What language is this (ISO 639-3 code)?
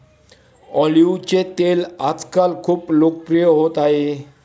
mar